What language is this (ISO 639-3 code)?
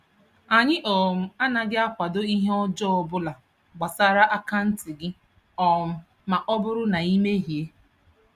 ibo